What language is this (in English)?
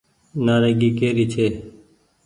Goaria